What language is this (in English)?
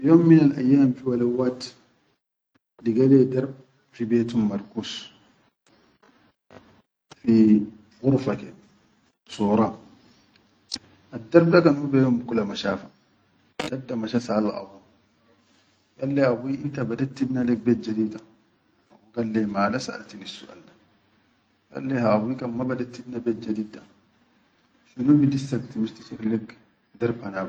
Chadian Arabic